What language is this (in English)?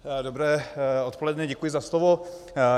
Czech